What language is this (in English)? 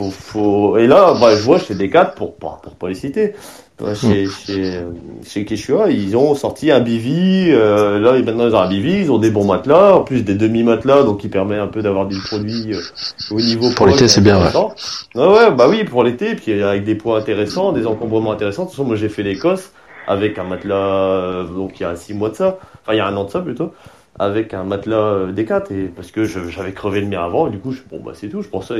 French